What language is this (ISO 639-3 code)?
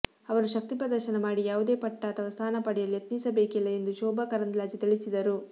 kan